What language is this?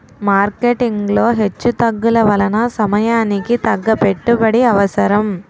Telugu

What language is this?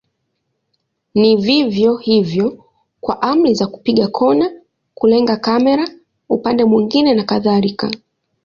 Swahili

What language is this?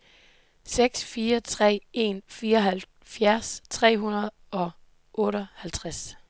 Danish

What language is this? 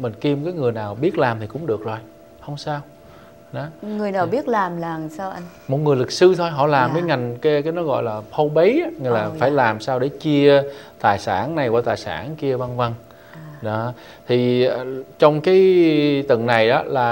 Vietnamese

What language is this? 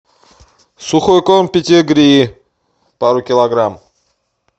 Russian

